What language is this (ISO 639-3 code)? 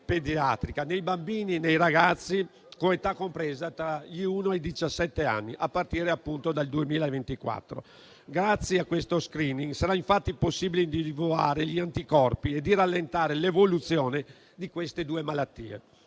ita